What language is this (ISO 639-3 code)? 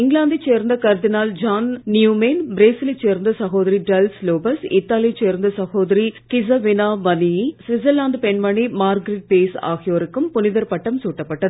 tam